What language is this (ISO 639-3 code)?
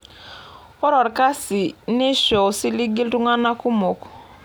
mas